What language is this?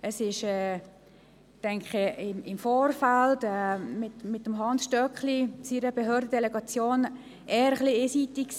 Swiss German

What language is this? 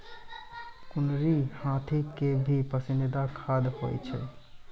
Maithili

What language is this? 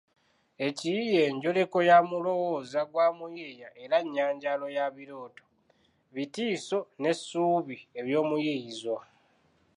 Ganda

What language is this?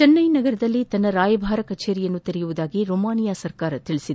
Kannada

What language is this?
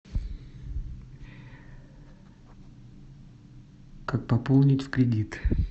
Russian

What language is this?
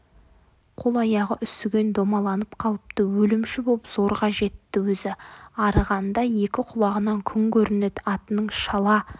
Kazakh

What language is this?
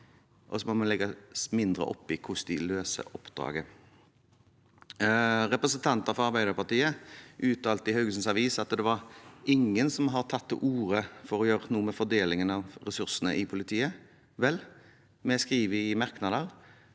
Norwegian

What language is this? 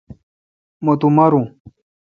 Kalkoti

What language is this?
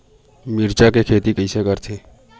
Chhattisgarhi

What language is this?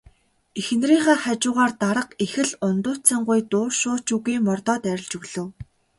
Mongolian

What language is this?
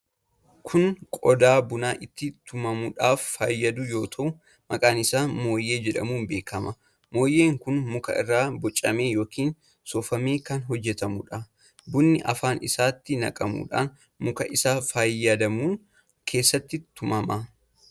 Oromo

